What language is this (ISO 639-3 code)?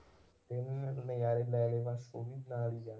pan